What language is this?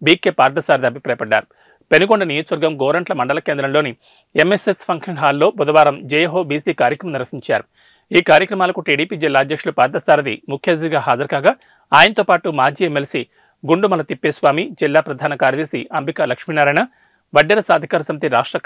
Telugu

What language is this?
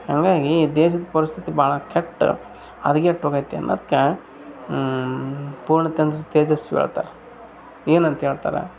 Kannada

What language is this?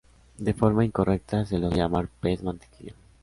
Spanish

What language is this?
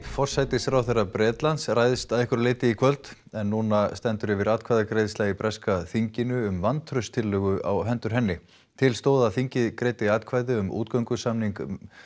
Icelandic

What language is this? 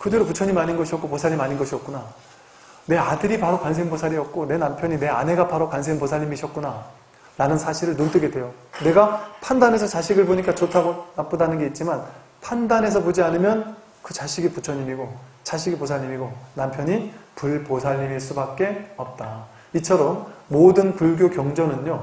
Korean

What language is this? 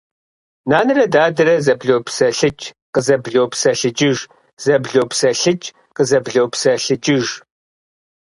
Kabardian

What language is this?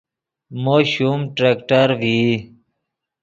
Yidgha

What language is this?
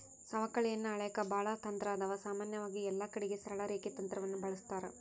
Kannada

